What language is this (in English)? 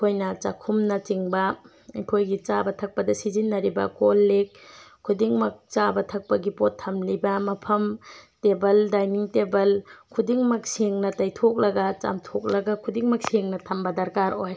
Manipuri